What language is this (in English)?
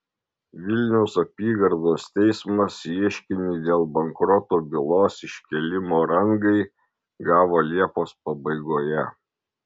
Lithuanian